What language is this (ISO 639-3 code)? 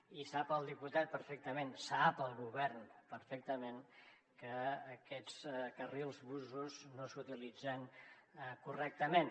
cat